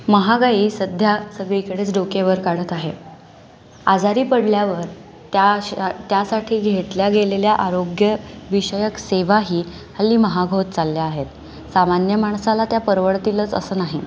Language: Marathi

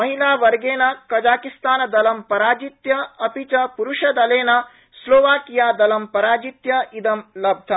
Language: Sanskrit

